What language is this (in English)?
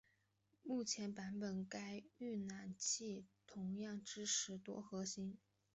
Chinese